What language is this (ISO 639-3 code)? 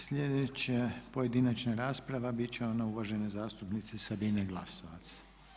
hrv